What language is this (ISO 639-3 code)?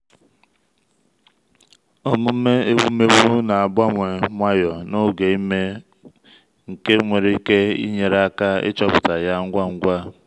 ibo